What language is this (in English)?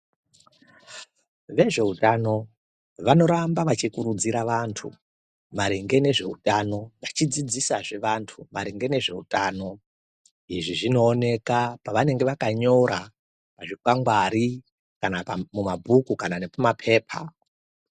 Ndau